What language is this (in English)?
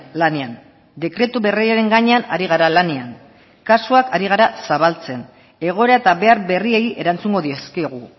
Basque